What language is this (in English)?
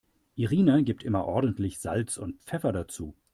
German